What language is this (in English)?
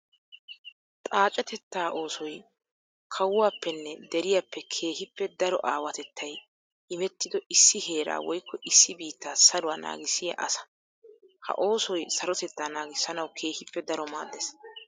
Wolaytta